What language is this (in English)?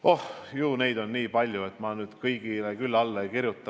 Estonian